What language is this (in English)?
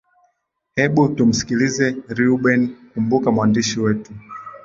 Swahili